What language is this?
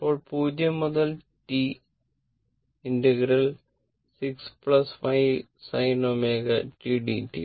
Malayalam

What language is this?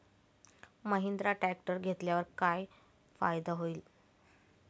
Marathi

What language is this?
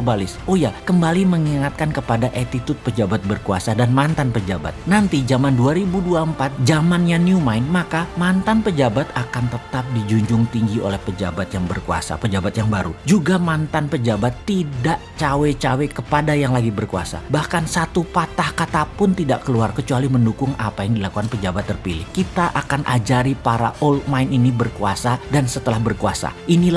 Indonesian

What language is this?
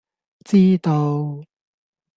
Cantonese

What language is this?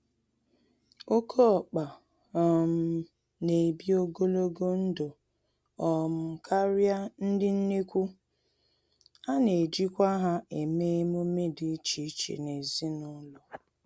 Igbo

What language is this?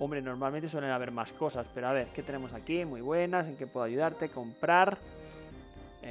Spanish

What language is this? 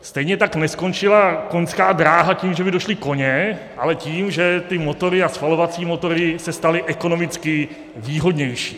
Czech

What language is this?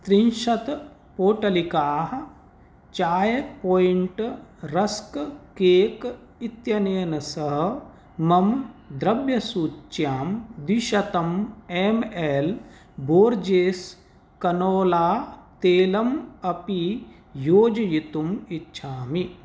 Sanskrit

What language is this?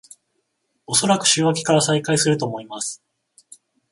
Japanese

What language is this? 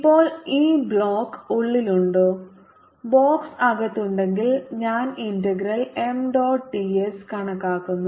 Malayalam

